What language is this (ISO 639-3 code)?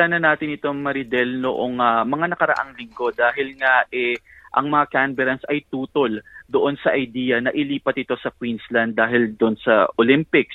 fil